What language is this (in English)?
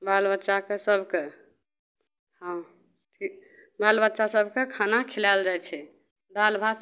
Maithili